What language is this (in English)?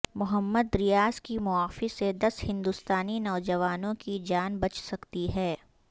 Urdu